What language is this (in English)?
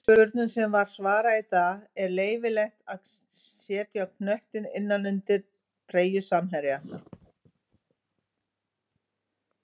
Icelandic